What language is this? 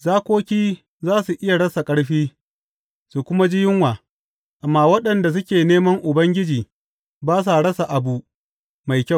Hausa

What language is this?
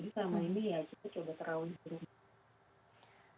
Indonesian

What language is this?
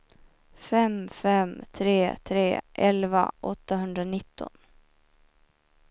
Swedish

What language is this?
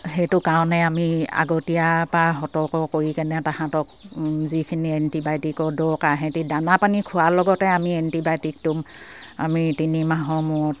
Assamese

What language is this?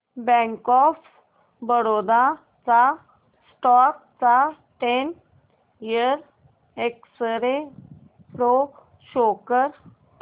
Marathi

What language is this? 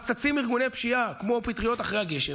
Hebrew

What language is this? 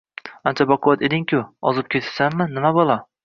Uzbek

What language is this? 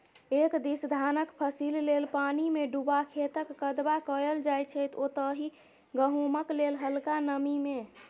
Maithili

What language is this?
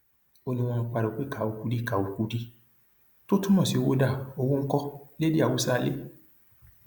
Yoruba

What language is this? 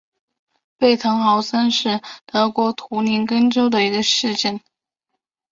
Chinese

